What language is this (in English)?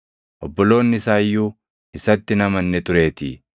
Oromo